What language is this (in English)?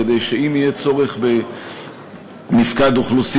Hebrew